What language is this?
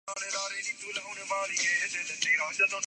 Urdu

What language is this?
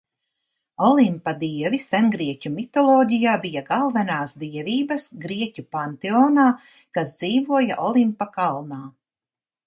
Latvian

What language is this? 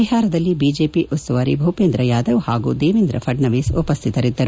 Kannada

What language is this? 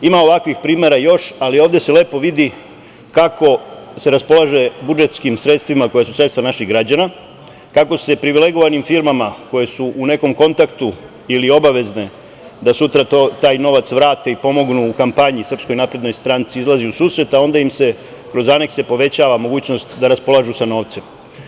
Serbian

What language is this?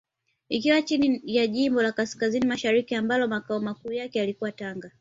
Swahili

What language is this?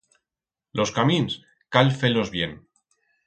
Aragonese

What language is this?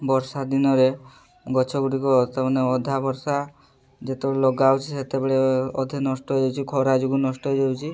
Odia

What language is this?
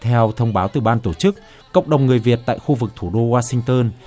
Vietnamese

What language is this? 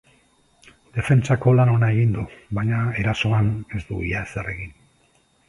Basque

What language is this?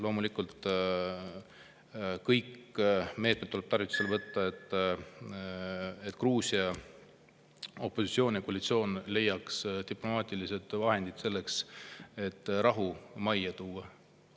Estonian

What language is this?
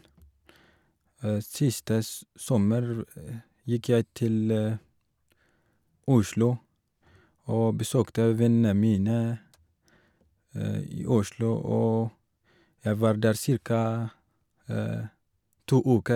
Norwegian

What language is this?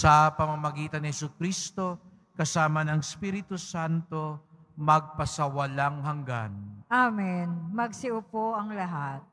Filipino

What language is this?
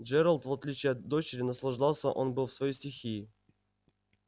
Russian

